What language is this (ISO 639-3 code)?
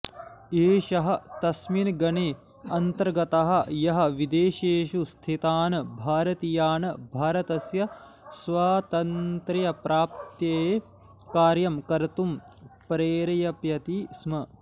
san